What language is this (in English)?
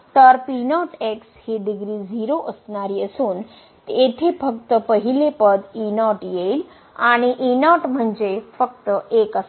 Marathi